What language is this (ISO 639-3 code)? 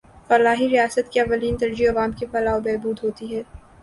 urd